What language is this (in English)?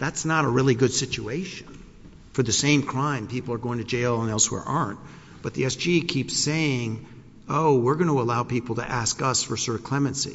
English